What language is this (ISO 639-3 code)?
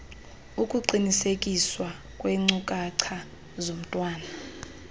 xho